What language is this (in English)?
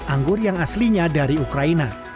Indonesian